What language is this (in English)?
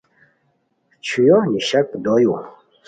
Khowar